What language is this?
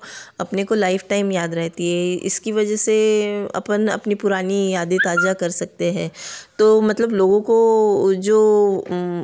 Hindi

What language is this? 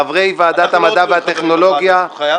Hebrew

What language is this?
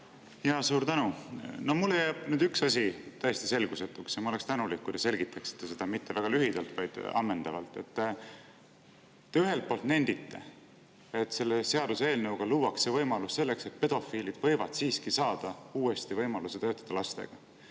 Estonian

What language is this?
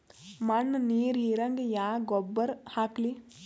Kannada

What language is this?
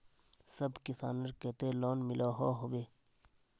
Magahi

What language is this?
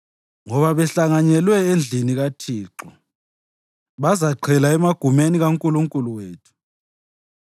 North Ndebele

